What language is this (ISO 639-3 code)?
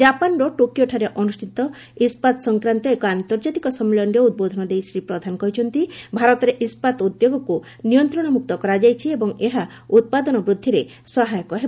ori